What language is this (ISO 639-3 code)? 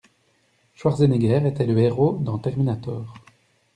fra